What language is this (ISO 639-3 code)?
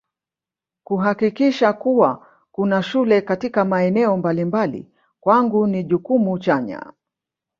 swa